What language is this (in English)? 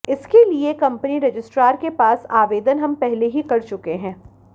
Hindi